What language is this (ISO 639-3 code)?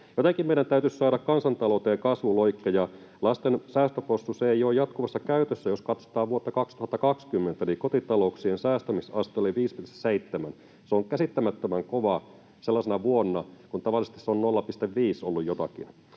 fin